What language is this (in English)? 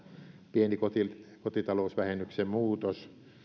Finnish